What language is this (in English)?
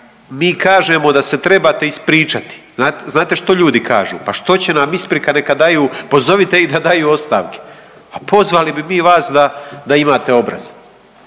Croatian